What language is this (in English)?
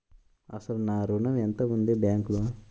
Telugu